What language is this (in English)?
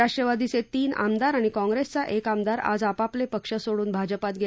Marathi